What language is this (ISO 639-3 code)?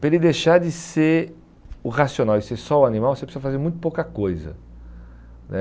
por